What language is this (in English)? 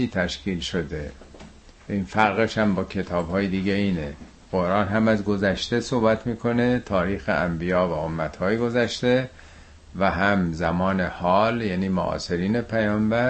Persian